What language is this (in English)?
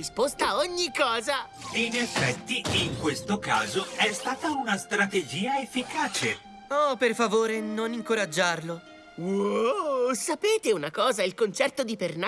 Italian